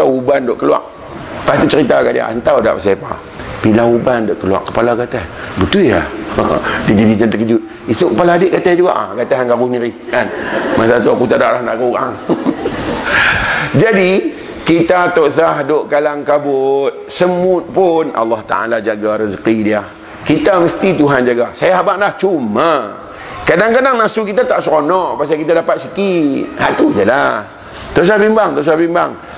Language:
Malay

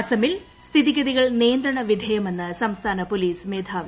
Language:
Malayalam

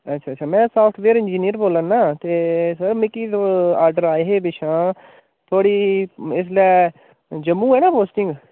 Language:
Dogri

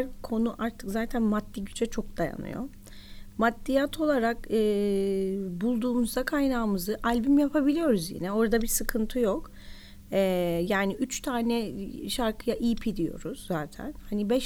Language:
Turkish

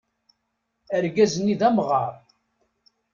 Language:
Kabyle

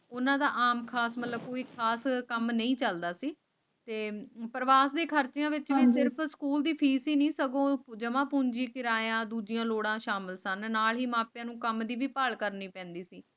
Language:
Punjabi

